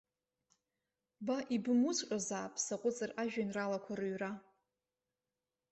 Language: Abkhazian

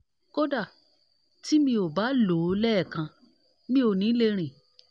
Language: Yoruba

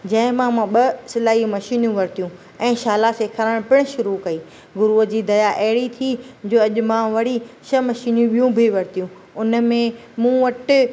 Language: Sindhi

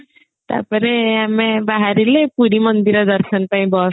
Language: Odia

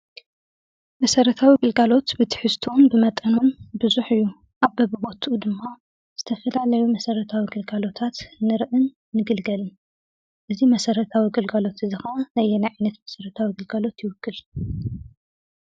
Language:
Tigrinya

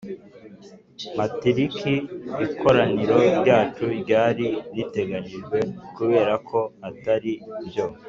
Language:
Kinyarwanda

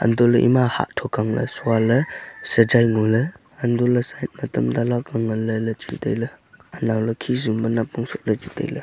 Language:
Wancho Naga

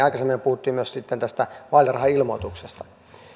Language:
Finnish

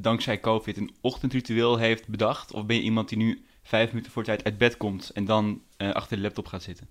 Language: Dutch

